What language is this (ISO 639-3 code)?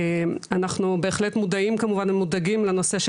heb